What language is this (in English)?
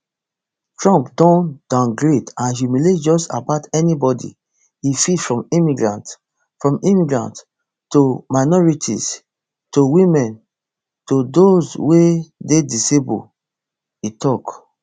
Nigerian Pidgin